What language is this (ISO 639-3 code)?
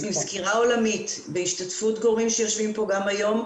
heb